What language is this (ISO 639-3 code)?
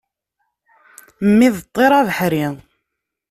kab